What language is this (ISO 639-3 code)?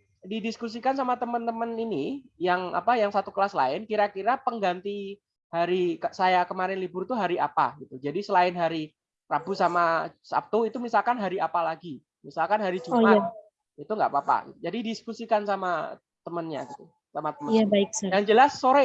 ind